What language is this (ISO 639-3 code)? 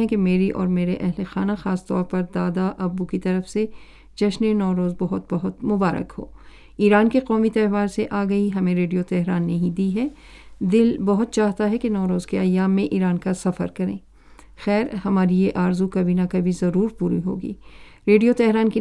urd